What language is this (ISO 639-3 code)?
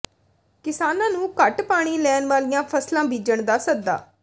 pan